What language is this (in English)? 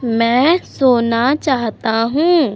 Hindi